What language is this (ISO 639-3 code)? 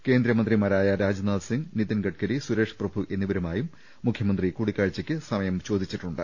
mal